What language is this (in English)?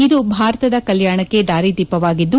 Kannada